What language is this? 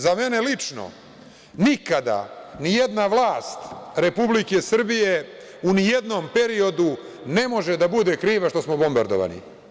Serbian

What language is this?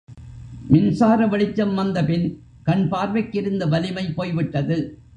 Tamil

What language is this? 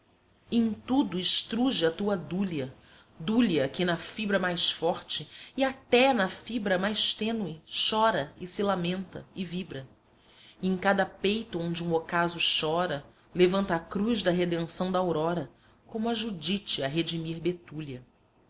Portuguese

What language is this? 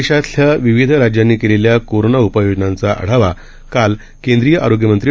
Marathi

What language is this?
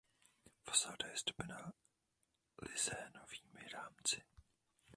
Czech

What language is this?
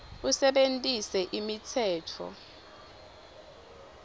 Swati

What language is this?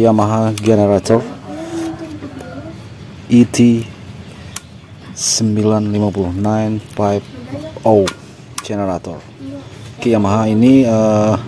Indonesian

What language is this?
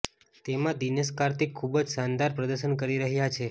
Gujarati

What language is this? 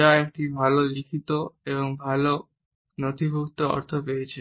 Bangla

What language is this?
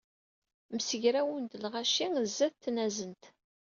Kabyle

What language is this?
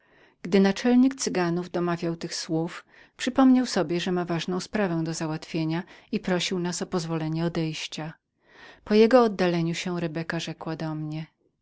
Polish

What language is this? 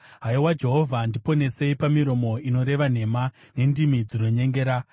Shona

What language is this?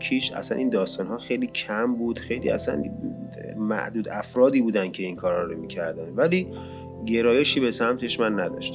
Persian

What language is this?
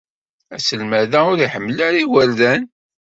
Kabyle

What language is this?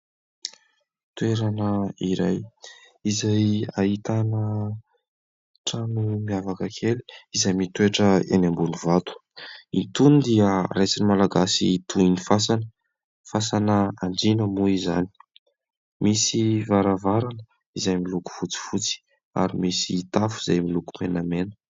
Malagasy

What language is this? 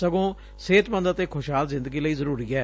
Punjabi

